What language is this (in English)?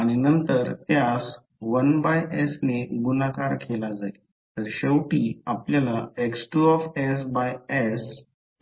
Marathi